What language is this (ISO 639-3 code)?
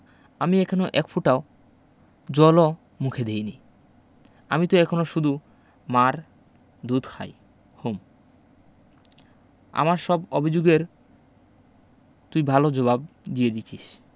ben